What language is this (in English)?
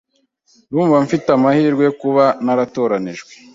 Kinyarwanda